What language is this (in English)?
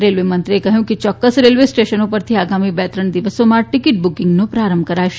Gujarati